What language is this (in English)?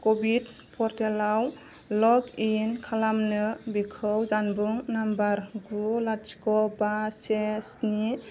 Bodo